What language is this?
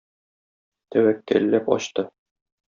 Tatar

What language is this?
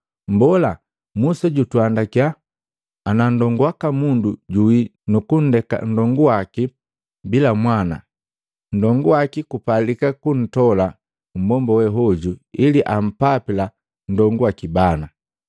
Matengo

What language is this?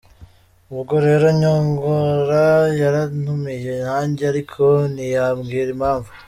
Kinyarwanda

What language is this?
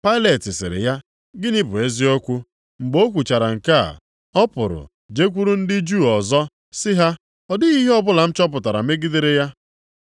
Igbo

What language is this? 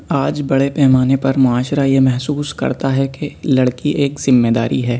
Urdu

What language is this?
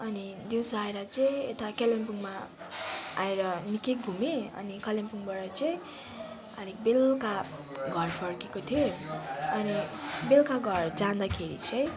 Nepali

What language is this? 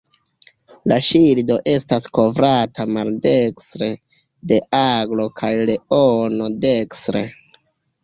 Esperanto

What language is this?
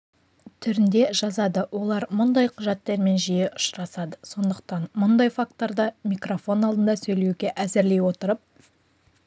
Kazakh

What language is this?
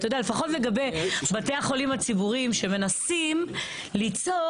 Hebrew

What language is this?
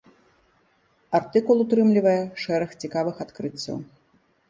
Belarusian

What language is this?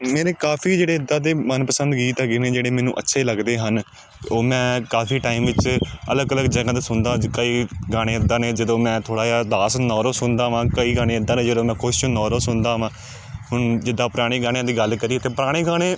Punjabi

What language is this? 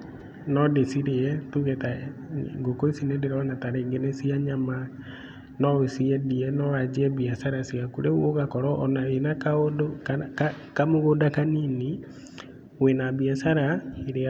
Kikuyu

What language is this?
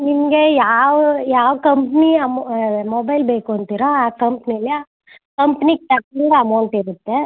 Kannada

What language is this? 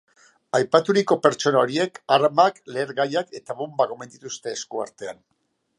Basque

